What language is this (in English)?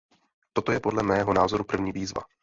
Czech